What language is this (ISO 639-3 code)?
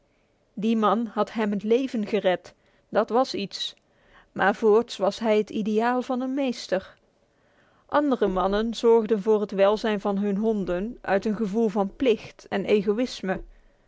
nld